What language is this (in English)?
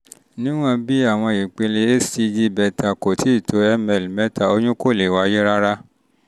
Yoruba